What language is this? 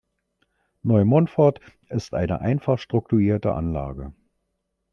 German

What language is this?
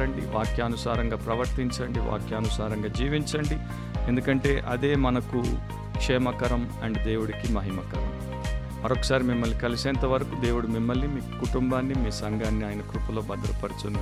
Telugu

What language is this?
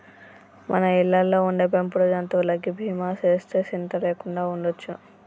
Telugu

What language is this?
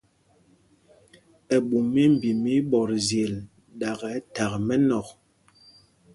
Mpumpong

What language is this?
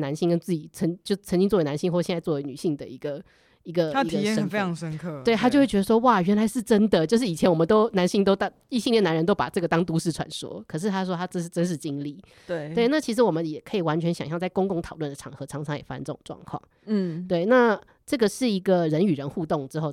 Chinese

